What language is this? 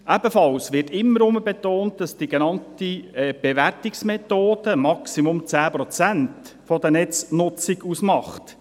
Swiss German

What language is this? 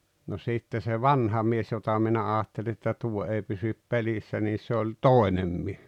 Finnish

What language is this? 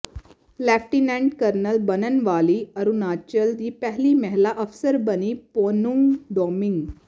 Punjabi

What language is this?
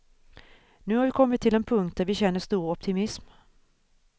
Swedish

